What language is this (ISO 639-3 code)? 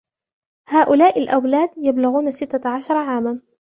ara